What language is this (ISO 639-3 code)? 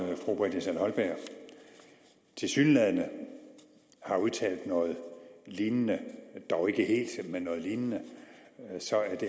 dan